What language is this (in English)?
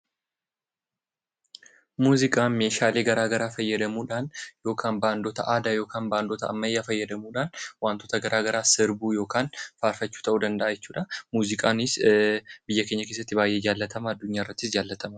Oromo